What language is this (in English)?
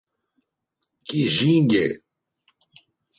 Portuguese